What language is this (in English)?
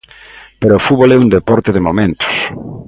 Galician